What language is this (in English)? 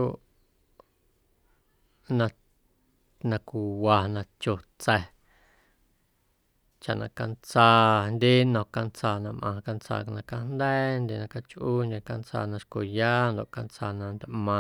Guerrero Amuzgo